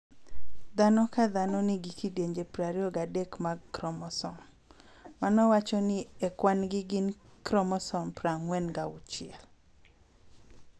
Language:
Luo (Kenya and Tanzania)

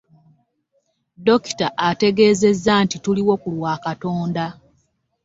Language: Ganda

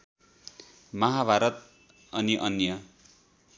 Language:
Nepali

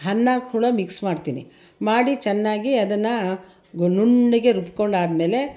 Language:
Kannada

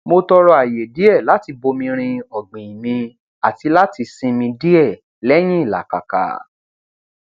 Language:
Yoruba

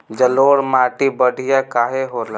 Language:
Bhojpuri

